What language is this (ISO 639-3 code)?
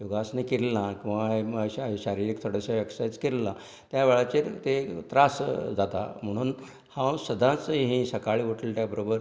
kok